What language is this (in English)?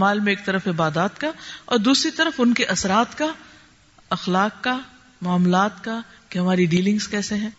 Urdu